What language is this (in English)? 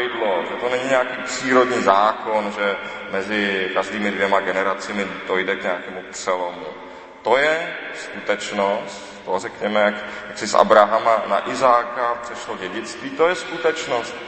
Czech